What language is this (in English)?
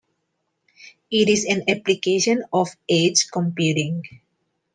English